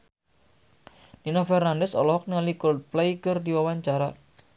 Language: Sundanese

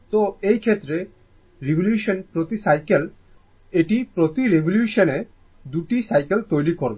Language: Bangla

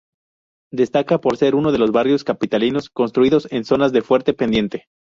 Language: Spanish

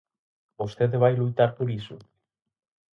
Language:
Galician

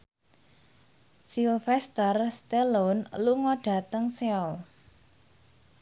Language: Javanese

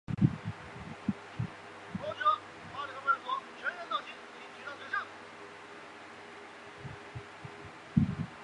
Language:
Chinese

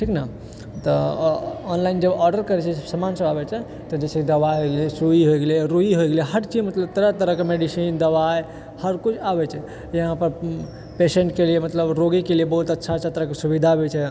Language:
Maithili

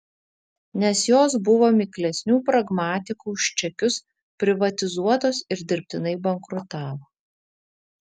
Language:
Lithuanian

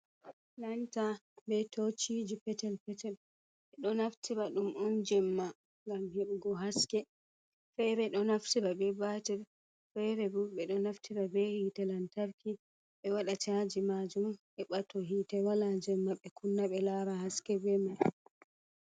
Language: Fula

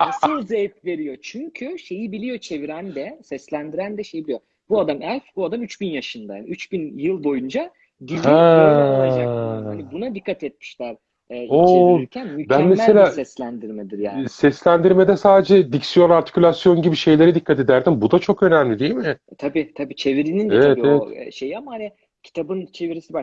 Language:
Turkish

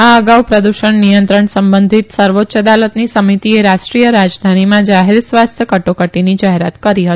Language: Gujarati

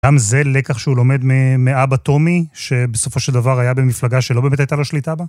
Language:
Hebrew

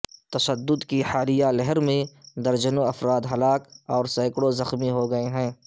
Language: Urdu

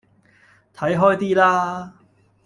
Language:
Cantonese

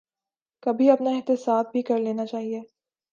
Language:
Urdu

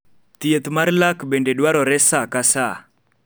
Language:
Luo (Kenya and Tanzania)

